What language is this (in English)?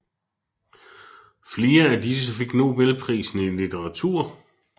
Danish